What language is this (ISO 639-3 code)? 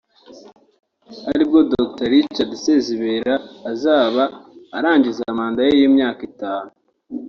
kin